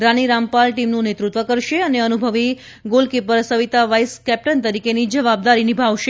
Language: Gujarati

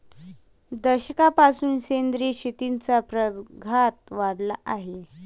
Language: Marathi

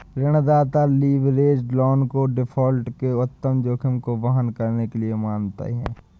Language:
Hindi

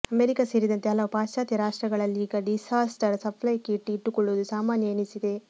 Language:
Kannada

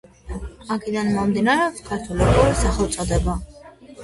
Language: Georgian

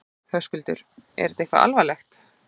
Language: Icelandic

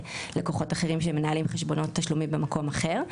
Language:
Hebrew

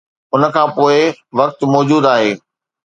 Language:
Sindhi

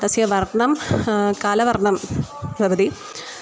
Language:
Sanskrit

